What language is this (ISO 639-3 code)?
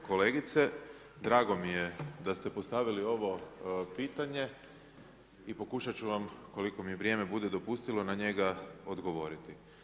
hrv